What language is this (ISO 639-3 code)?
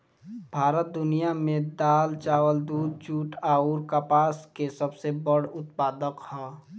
bho